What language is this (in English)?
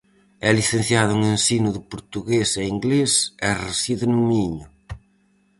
Galician